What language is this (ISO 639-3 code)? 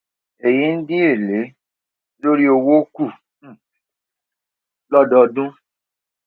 yor